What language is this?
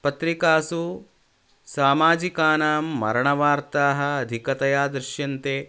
Sanskrit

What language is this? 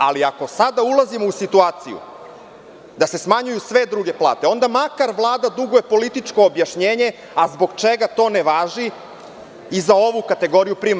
Serbian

